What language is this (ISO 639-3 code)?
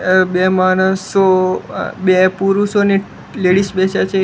guj